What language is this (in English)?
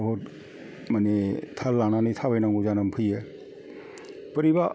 Bodo